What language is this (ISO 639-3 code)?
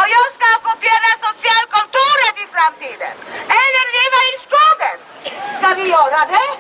swe